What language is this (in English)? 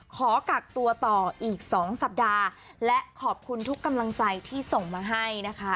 Thai